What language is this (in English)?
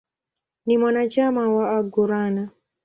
Swahili